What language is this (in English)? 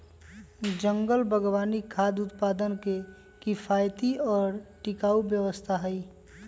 Magahi